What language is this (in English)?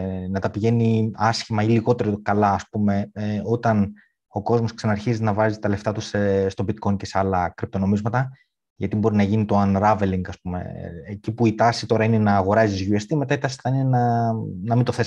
Greek